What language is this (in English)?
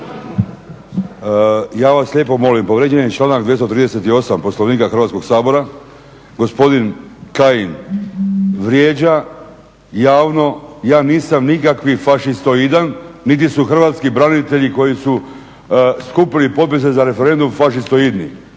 Croatian